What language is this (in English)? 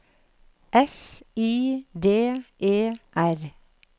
Norwegian